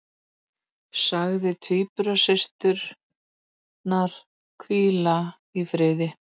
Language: Icelandic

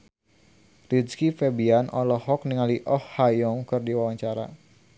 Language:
Sundanese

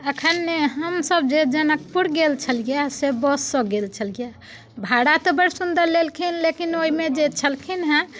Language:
Maithili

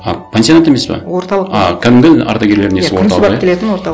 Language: Kazakh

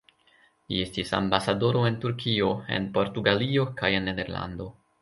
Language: Esperanto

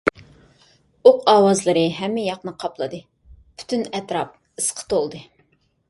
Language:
Uyghur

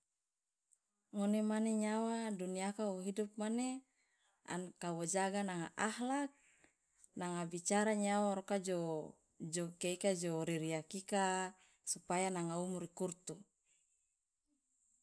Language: Loloda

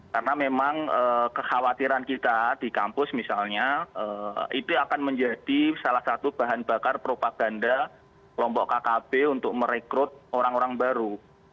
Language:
Indonesian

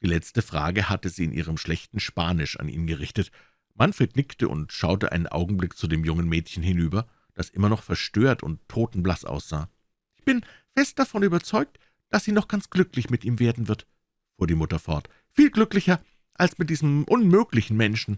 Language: German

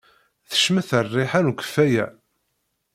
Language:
Kabyle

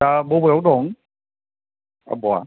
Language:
Bodo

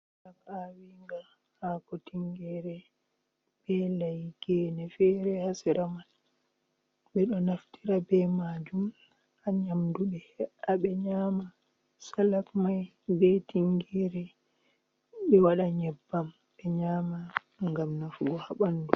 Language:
Fula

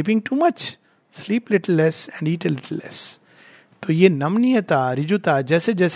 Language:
Hindi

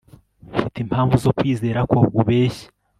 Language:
Kinyarwanda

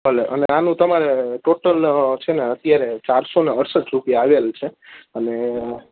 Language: Gujarati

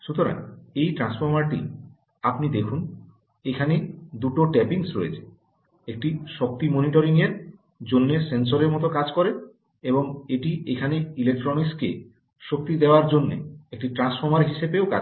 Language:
Bangla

